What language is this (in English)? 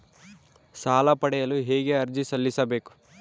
Kannada